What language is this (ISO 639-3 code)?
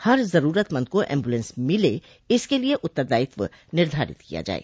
hin